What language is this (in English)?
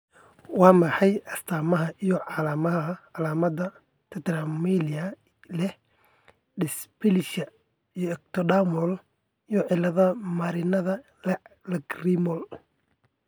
Somali